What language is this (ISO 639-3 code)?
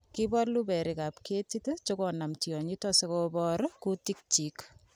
kln